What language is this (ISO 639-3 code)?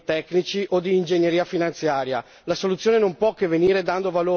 ita